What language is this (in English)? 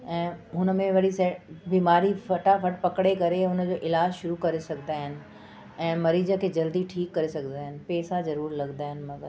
Sindhi